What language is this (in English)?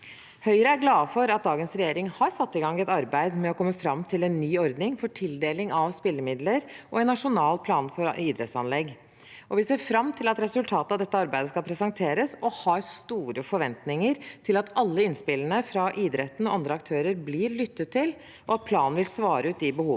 Norwegian